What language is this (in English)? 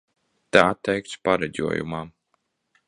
Latvian